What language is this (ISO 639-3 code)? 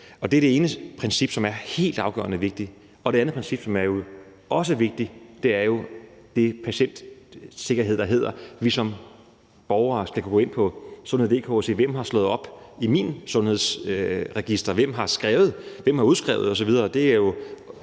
dan